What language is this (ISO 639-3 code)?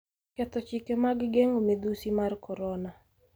luo